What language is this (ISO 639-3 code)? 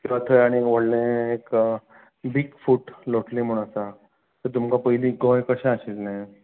kok